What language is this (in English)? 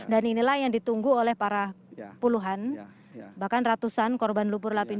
Indonesian